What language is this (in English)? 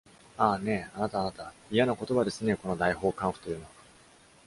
Japanese